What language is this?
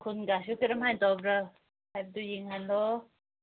Manipuri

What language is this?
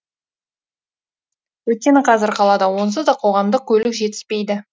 Kazakh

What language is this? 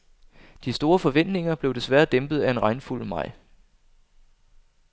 Danish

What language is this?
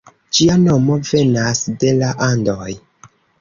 Esperanto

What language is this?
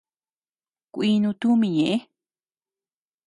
Tepeuxila Cuicatec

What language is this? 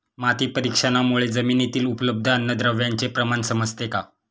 Marathi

